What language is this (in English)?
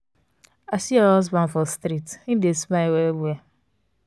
Nigerian Pidgin